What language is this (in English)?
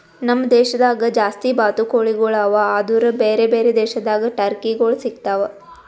Kannada